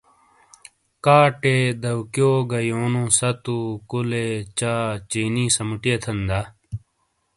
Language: Shina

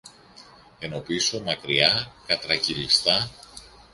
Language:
Greek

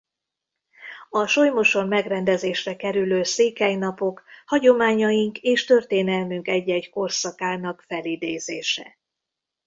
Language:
Hungarian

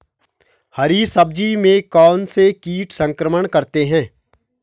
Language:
Hindi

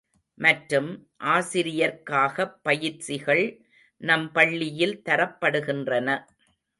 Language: Tamil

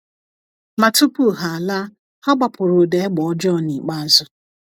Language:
Igbo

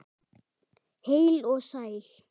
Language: Icelandic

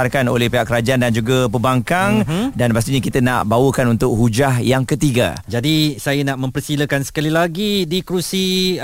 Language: Malay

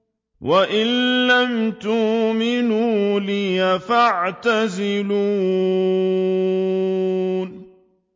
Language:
Arabic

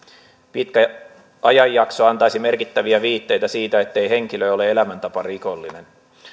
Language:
Finnish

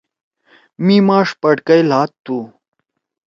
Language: Torwali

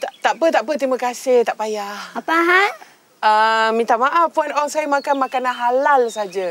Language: Malay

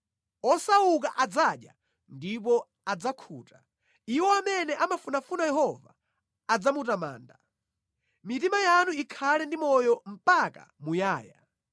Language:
Nyanja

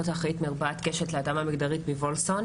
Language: Hebrew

